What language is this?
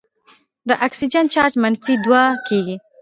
Pashto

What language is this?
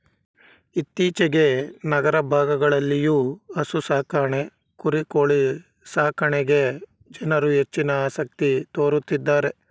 Kannada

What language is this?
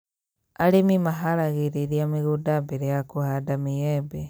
Kikuyu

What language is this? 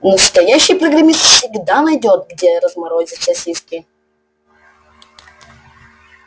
Russian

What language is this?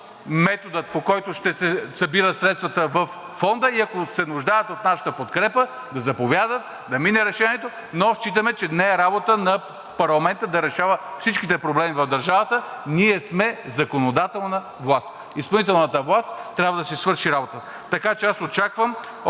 Bulgarian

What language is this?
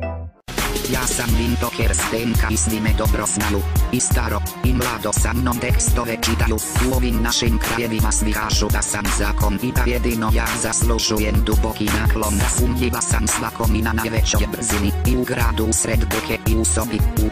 Croatian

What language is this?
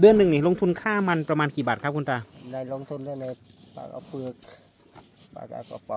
Thai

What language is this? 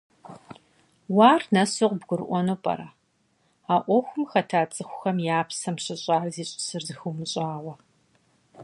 Kabardian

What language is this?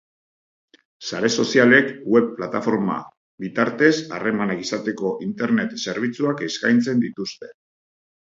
Basque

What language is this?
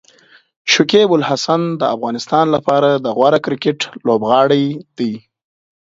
Pashto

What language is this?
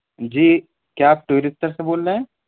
Urdu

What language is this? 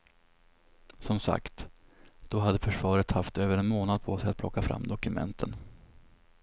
Swedish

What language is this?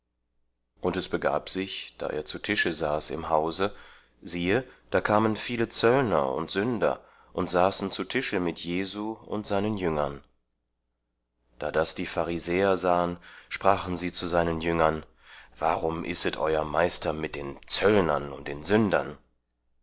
German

